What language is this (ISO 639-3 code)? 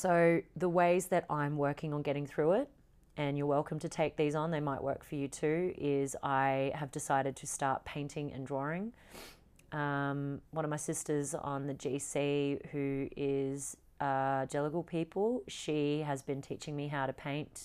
eng